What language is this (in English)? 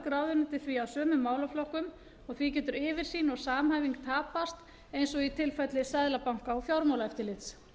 Icelandic